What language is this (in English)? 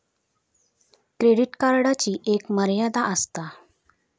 Marathi